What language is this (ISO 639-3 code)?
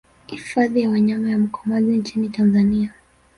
swa